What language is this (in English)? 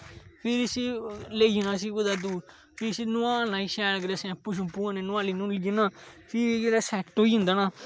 Dogri